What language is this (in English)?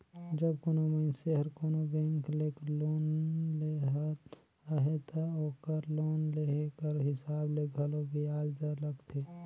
Chhattisgarhi